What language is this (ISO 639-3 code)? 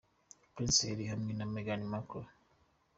kin